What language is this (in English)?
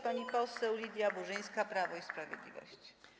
Polish